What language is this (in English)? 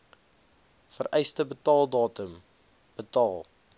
Afrikaans